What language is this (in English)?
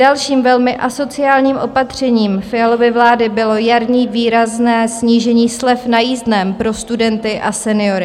Czech